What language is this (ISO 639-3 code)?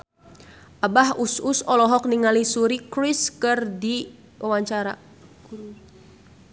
sun